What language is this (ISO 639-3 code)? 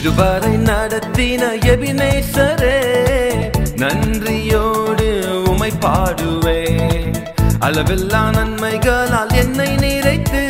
urd